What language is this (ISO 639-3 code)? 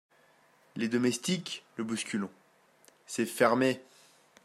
fra